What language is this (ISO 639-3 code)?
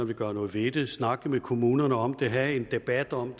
dan